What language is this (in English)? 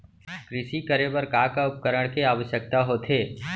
Chhattisgarhi